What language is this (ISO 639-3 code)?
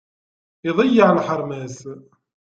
kab